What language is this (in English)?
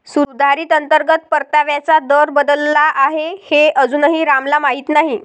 Marathi